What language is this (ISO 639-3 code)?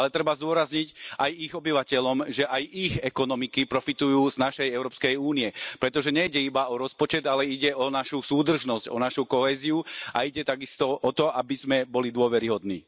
slk